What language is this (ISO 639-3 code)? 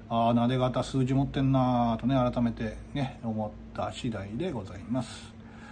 jpn